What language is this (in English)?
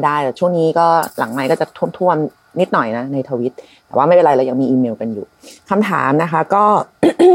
Thai